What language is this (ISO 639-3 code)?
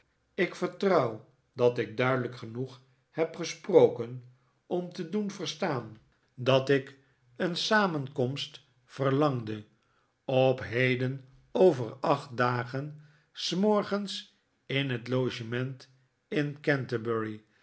nld